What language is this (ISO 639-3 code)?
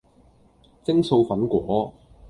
yue